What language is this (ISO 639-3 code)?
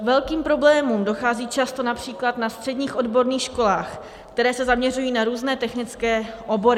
ces